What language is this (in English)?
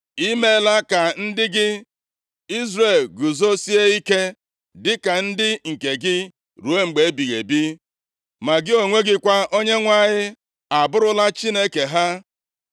Igbo